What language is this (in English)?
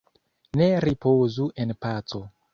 Esperanto